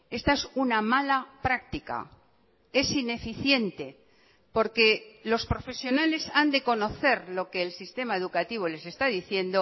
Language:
Spanish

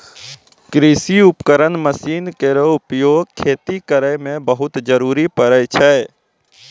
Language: Maithili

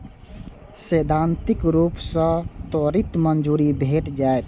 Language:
Maithili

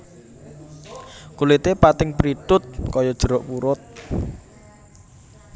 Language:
Javanese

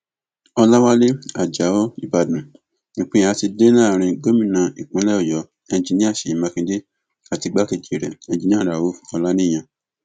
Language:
Yoruba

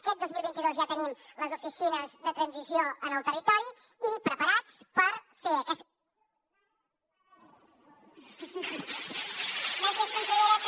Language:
Catalan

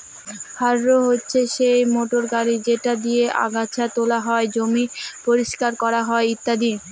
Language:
Bangla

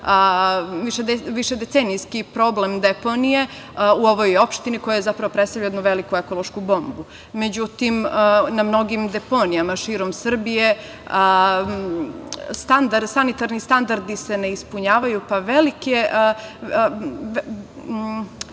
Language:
Serbian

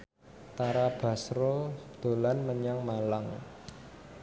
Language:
Javanese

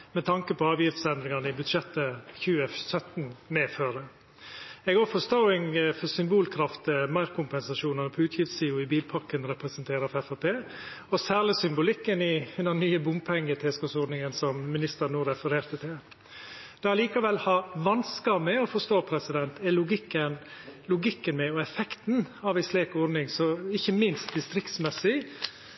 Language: Norwegian Nynorsk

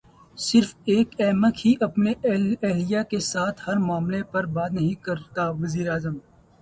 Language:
Urdu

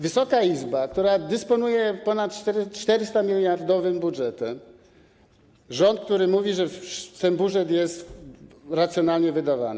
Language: Polish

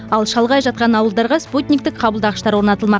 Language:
Kazakh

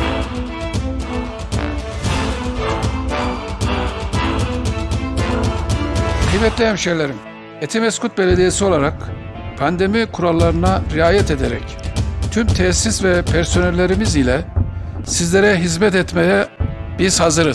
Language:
Turkish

